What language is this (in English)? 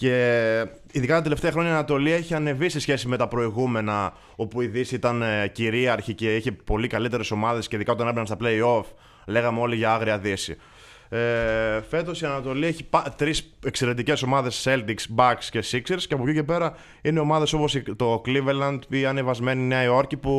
Greek